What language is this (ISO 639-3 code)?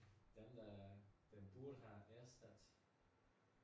dan